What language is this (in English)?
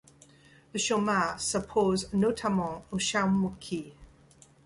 French